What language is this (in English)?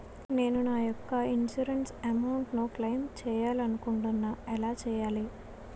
Telugu